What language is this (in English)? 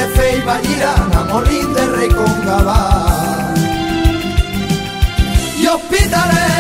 Spanish